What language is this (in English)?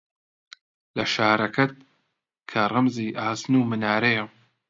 Central Kurdish